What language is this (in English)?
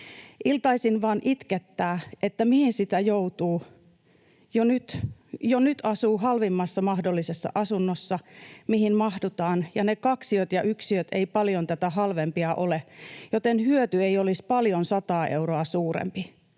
Finnish